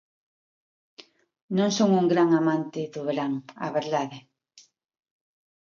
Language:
Galician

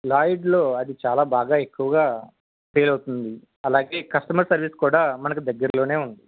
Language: Telugu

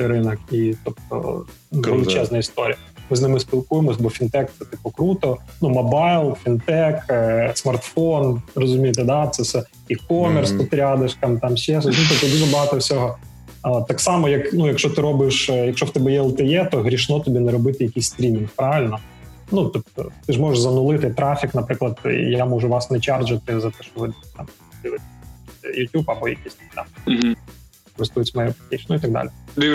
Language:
Ukrainian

